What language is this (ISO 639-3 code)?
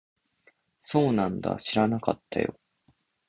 jpn